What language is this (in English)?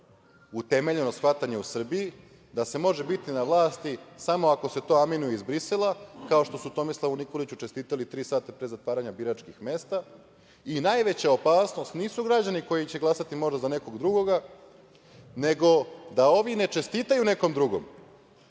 Serbian